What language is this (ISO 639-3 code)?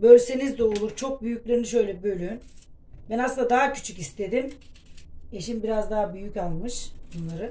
tur